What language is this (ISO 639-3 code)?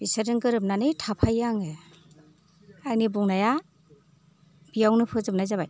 brx